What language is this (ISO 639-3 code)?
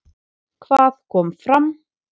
isl